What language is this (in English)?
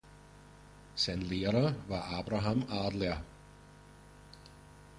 German